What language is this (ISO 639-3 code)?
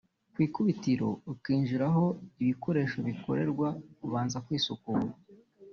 kin